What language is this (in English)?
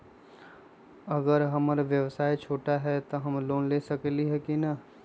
Magahi